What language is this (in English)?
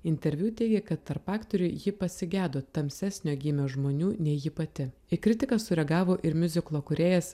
Lithuanian